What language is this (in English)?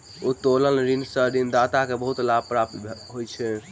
Maithili